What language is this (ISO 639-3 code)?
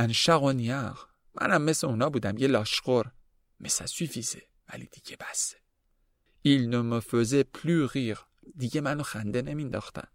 fas